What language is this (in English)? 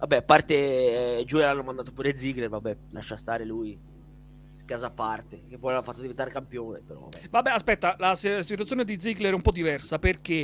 Italian